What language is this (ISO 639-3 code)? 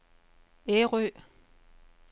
dan